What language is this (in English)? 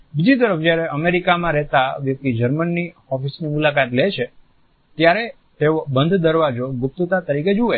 Gujarati